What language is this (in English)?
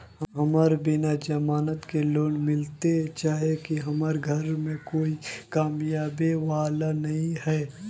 Magahi